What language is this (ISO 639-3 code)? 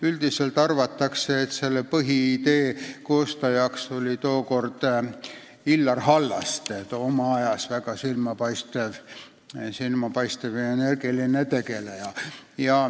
est